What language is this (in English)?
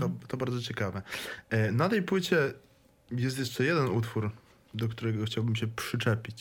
Polish